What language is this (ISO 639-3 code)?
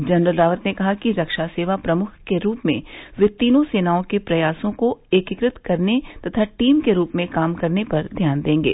hin